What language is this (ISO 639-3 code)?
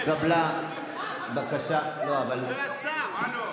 heb